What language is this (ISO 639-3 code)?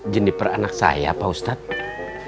ind